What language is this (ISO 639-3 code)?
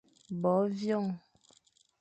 fan